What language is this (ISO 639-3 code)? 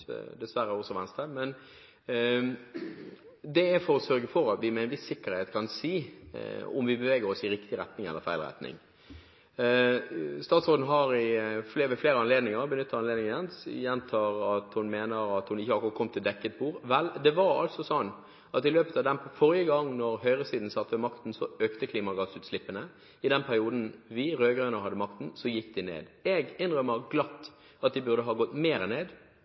nob